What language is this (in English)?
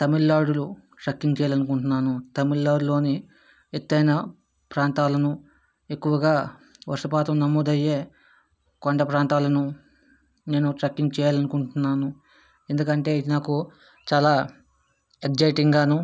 Telugu